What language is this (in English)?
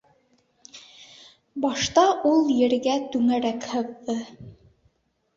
Bashkir